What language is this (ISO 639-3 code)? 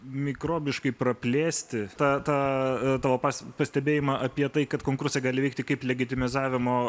lit